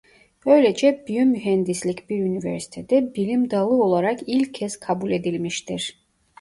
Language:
Turkish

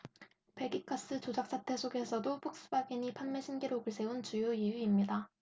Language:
Korean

